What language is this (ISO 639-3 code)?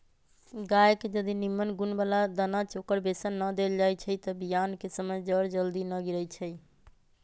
mag